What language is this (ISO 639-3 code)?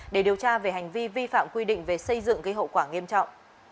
vie